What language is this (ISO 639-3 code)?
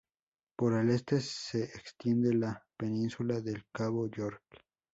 spa